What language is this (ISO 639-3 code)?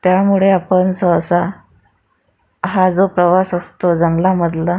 mar